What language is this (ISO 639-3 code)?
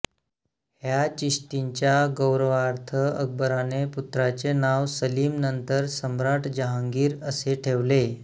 mar